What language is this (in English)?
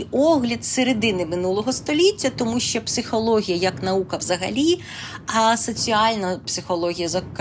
Ukrainian